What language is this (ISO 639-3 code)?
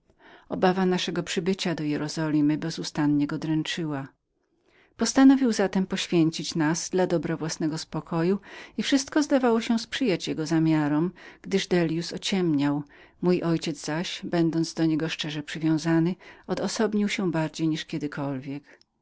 pol